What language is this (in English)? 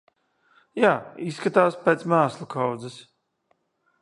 Latvian